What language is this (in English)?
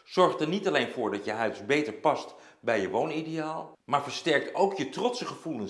Dutch